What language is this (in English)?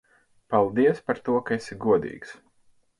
Latvian